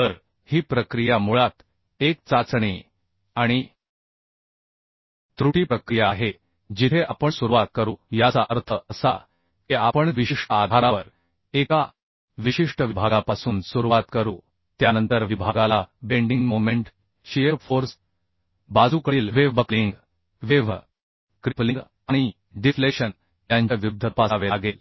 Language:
Marathi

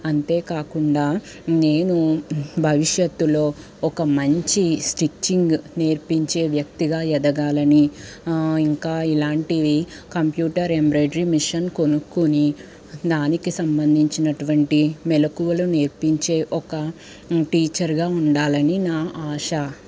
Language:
Telugu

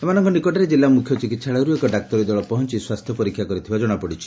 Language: Odia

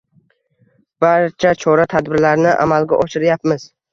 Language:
Uzbek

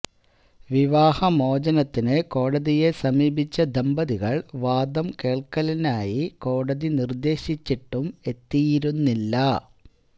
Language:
Malayalam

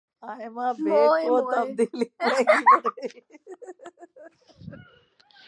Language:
Urdu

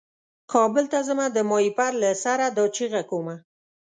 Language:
Pashto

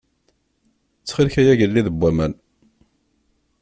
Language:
Kabyle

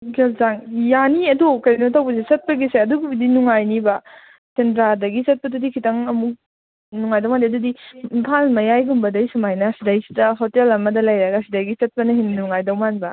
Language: Manipuri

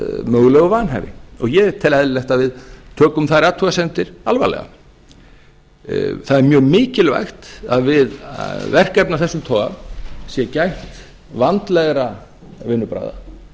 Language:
Icelandic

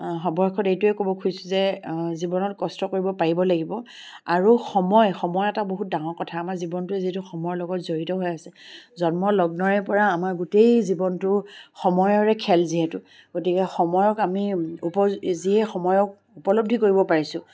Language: Assamese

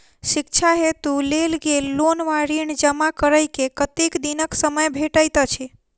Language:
Maithili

